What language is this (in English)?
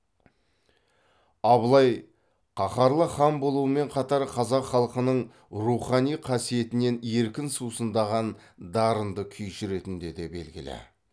Kazakh